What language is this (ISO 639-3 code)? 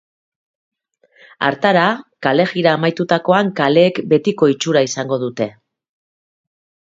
eus